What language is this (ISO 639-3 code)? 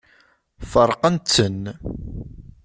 kab